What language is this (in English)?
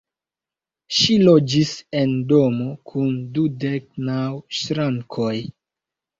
Esperanto